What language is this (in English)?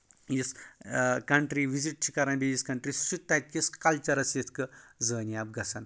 Kashmiri